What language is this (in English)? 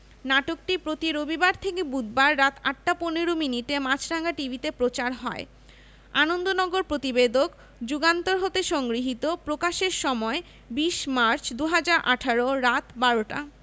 Bangla